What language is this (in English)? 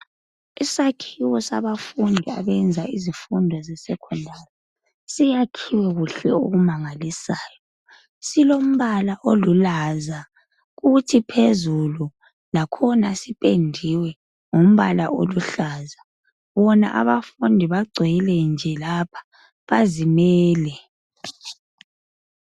North Ndebele